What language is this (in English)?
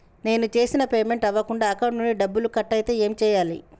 Telugu